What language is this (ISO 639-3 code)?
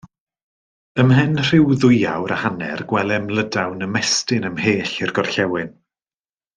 cym